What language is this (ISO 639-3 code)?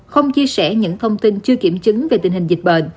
vie